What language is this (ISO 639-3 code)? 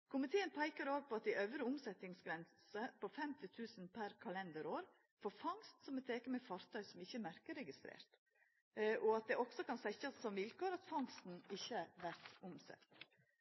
nno